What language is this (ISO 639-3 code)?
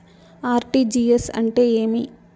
tel